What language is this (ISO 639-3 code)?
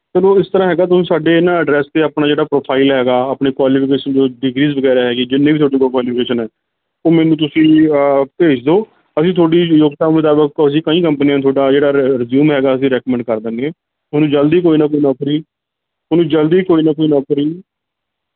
pan